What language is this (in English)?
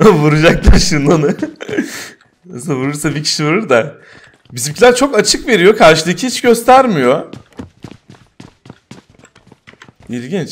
Turkish